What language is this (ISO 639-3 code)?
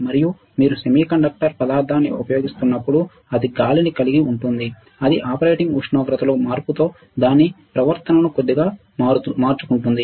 tel